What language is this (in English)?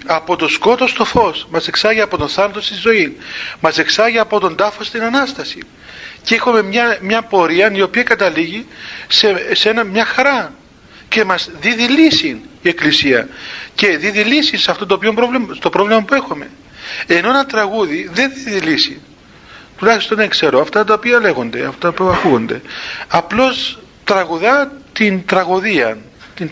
Greek